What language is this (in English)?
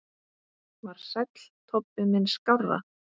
Icelandic